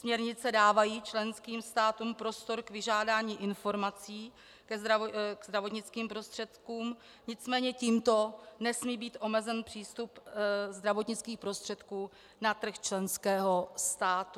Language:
Czech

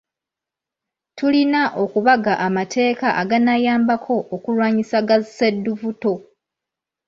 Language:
Ganda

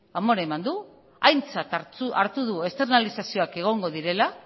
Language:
Basque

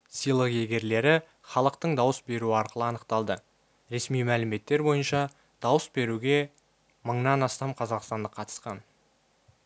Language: Kazakh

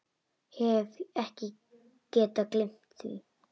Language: Icelandic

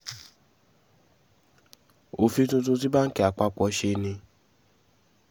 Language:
Yoruba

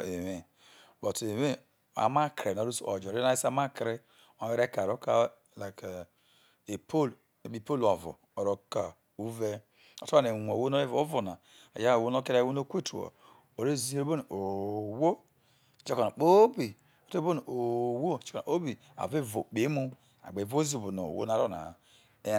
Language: Isoko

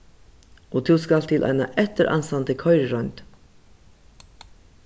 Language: Faroese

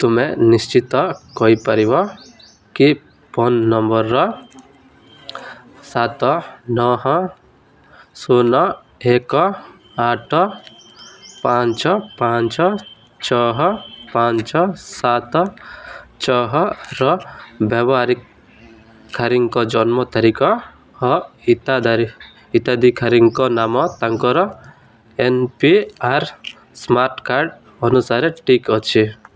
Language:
Odia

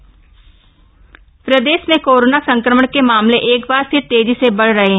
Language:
Hindi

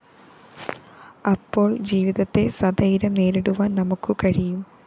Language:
Malayalam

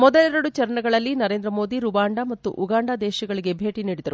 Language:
Kannada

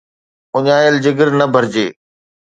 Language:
Sindhi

